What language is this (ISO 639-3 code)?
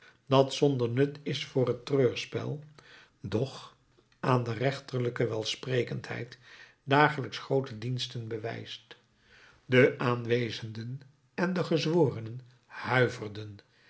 nld